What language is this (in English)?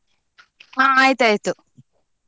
Kannada